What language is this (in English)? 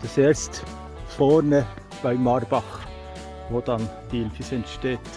German